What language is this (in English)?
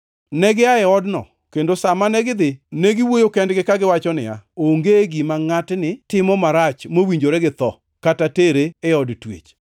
Luo (Kenya and Tanzania)